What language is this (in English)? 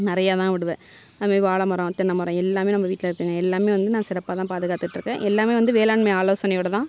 Tamil